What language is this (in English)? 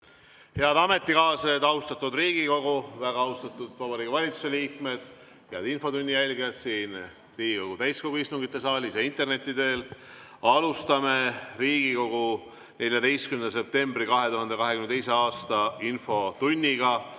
Estonian